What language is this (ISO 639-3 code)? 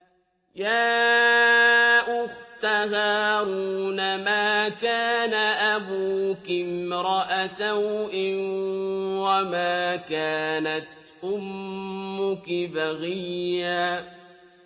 ara